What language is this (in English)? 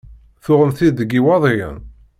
Kabyle